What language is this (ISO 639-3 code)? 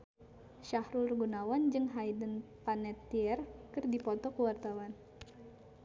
sun